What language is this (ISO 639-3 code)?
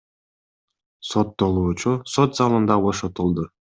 kir